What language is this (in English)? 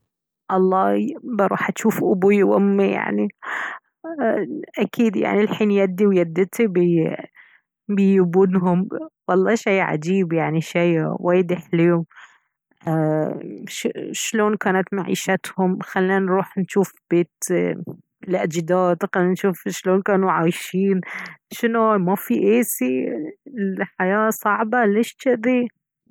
Baharna Arabic